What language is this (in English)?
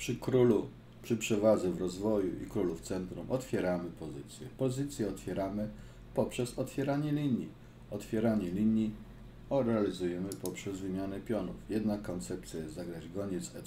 Polish